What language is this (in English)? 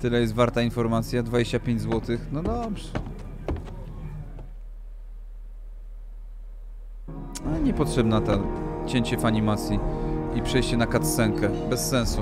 Polish